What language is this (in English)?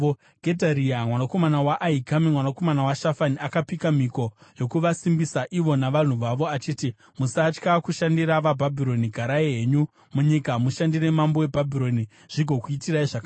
Shona